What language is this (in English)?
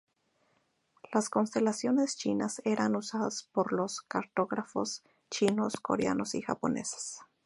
Spanish